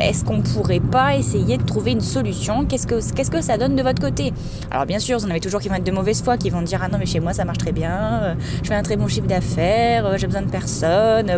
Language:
French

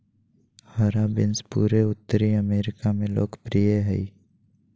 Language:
Magahi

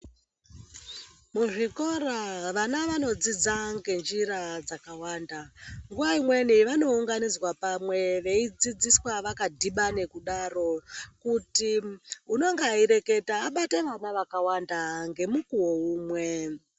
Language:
Ndau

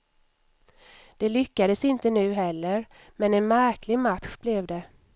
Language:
Swedish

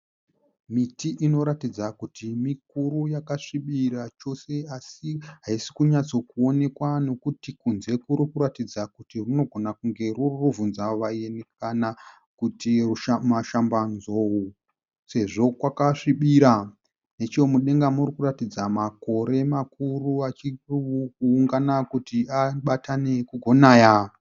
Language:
Shona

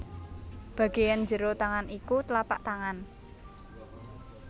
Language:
Javanese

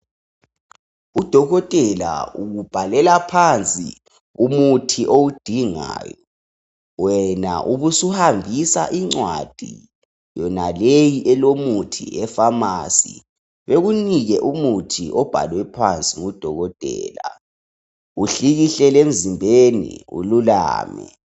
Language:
North Ndebele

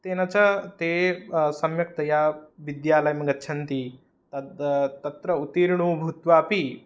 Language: Sanskrit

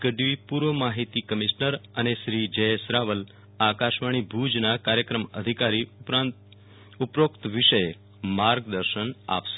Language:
Gujarati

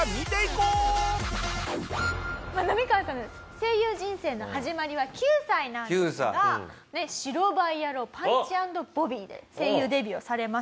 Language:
Japanese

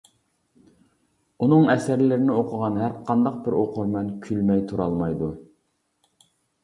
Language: Uyghur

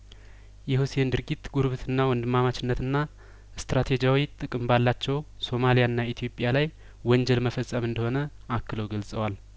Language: Amharic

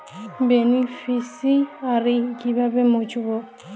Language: Bangla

